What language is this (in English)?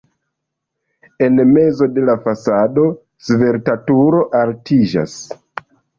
Esperanto